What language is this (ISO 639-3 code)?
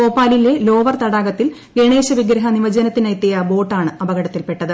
mal